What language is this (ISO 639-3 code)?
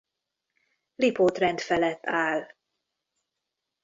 hun